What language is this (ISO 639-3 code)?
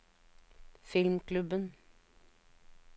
nor